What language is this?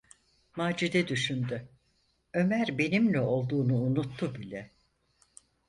Turkish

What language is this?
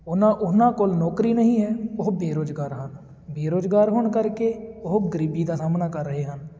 Punjabi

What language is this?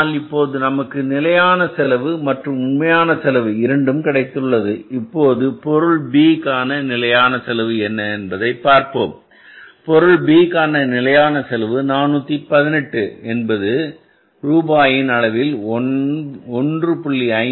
Tamil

